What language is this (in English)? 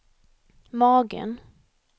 Swedish